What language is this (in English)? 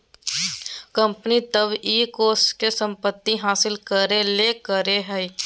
Magahi